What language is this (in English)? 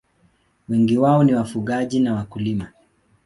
Swahili